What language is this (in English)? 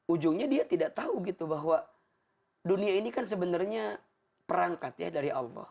Indonesian